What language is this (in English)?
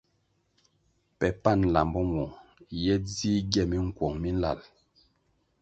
Kwasio